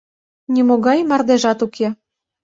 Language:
Mari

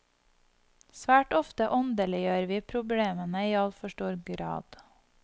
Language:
Norwegian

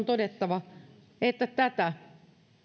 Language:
Finnish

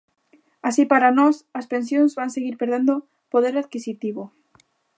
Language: Galician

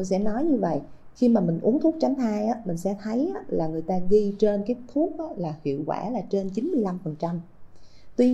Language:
Vietnamese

